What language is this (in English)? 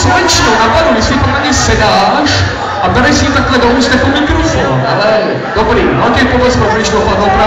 Czech